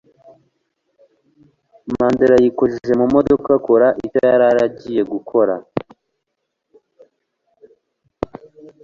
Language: Kinyarwanda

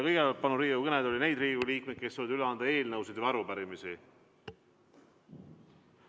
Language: Estonian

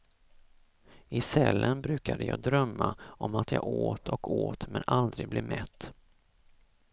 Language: Swedish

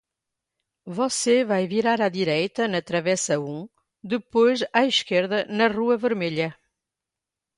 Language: Portuguese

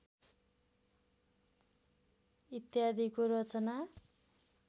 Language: Nepali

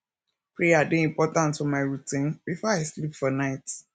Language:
Nigerian Pidgin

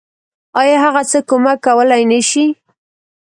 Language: Pashto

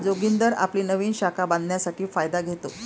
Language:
Marathi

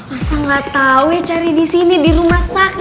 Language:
Indonesian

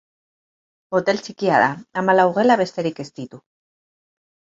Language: Basque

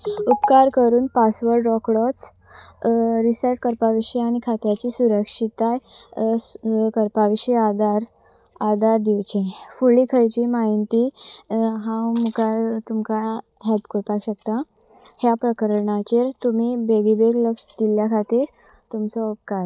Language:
Konkani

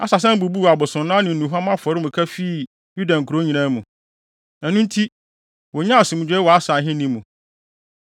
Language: Akan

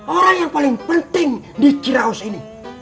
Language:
Indonesian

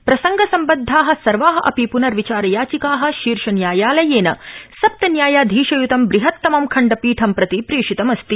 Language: Sanskrit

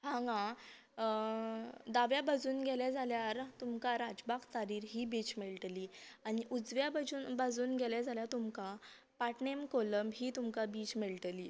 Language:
Konkani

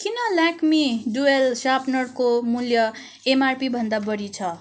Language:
Nepali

